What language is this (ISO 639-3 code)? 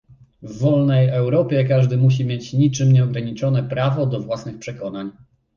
pol